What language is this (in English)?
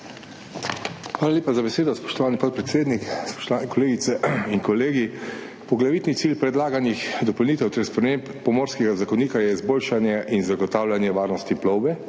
Slovenian